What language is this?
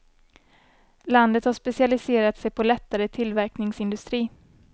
Swedish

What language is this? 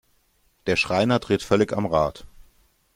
German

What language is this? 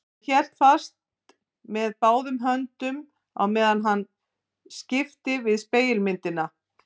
Icelandic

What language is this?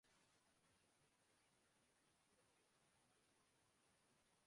Urdu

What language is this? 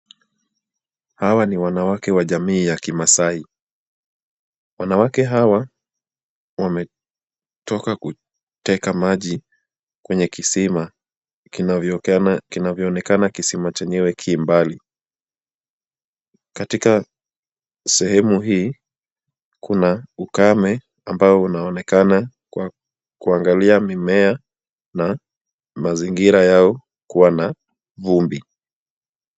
Swahili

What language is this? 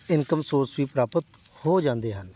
Punjabi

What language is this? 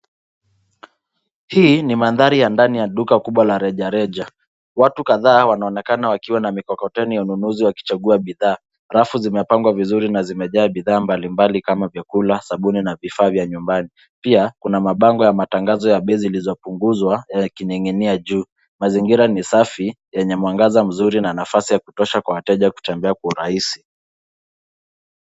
Swahili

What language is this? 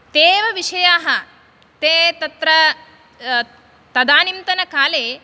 Sanskrit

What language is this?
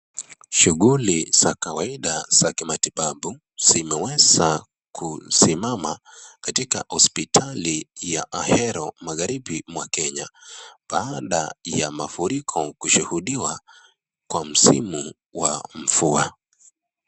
Swahili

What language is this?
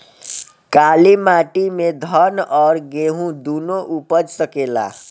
Bhojpuri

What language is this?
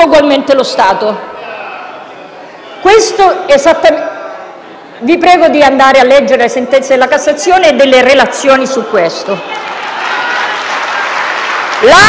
Italian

